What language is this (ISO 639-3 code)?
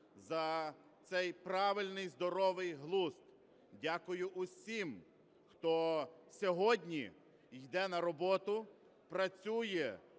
ukr